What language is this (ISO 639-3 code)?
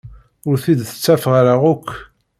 kab